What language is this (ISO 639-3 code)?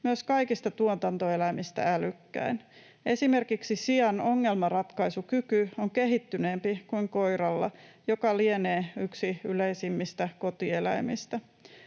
fin